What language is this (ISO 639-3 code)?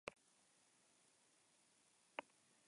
eus